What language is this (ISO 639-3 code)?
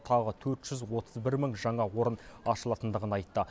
kaz